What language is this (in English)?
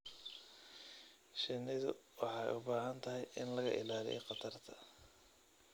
Somali